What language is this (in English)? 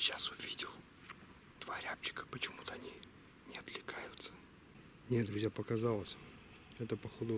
Russian